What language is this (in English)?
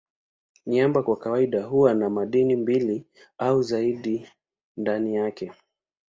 Swahili